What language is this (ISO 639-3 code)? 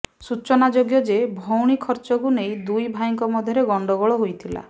ori